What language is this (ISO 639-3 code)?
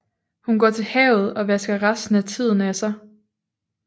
dan